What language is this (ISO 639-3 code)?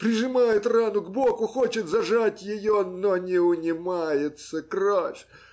rus